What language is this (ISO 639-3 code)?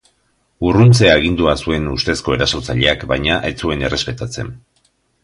eus